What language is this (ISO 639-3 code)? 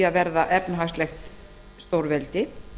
isl